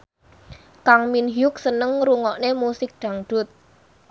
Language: Javanese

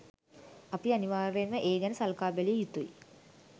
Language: Sinhala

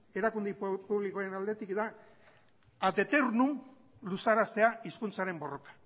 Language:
Basque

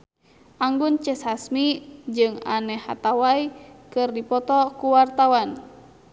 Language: Sundanese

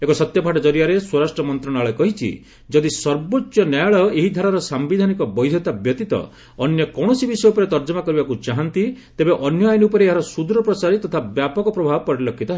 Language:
Odia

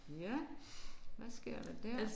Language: Danish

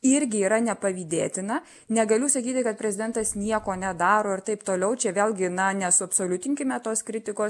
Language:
Lithuanian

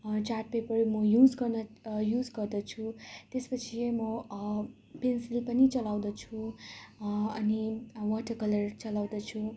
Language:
Nepali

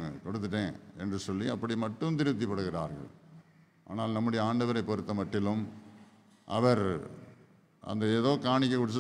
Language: Hindi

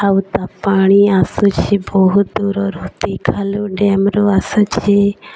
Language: Odia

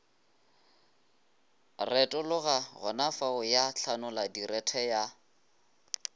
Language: Northern Sotho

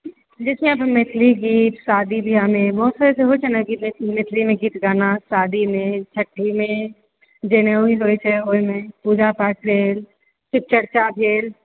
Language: Maithili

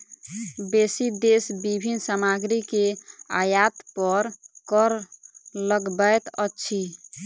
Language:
Maithili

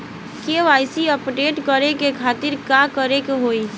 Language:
Bhojpuri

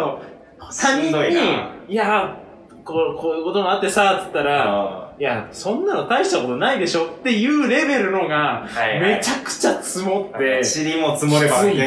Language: Japanese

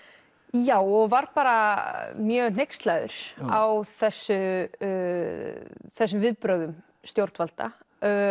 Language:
Icelandic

